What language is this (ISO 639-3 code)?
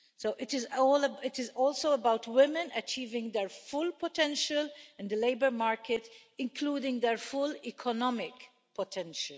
eng